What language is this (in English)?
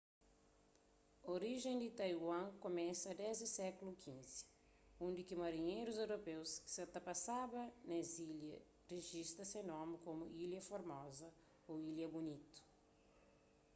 Kabuverdianu